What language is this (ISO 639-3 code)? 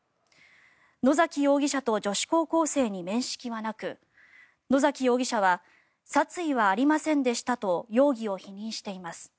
jpn